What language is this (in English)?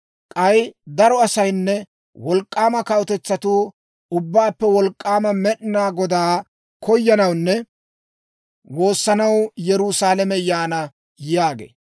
Dawro